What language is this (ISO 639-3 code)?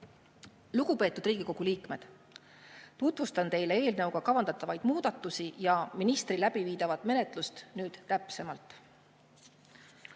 est